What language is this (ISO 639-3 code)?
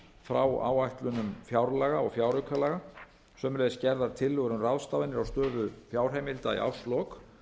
isl